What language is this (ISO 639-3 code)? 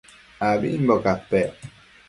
mcf